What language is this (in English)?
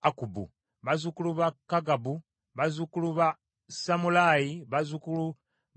Ganda